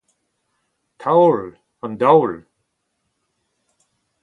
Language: Breton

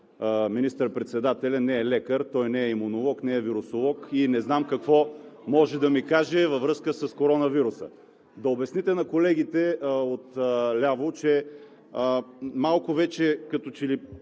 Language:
Bulgarian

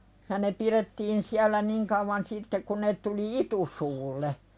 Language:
Finnish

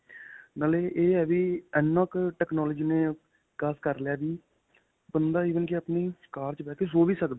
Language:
Punjabi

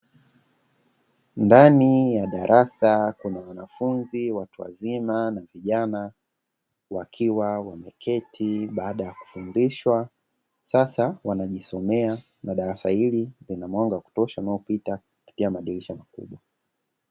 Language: Swahili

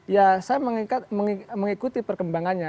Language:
Indonesian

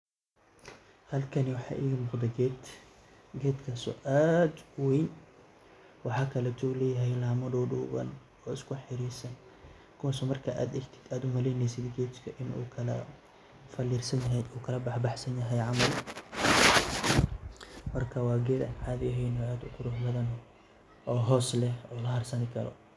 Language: Somali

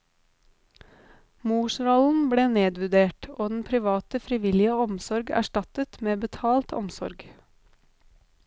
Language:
Norwegian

